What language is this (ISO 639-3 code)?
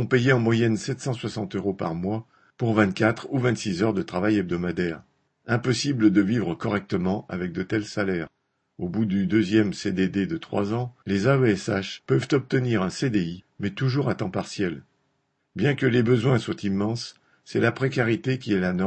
fra